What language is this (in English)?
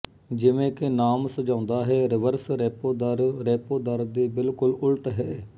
Punjabi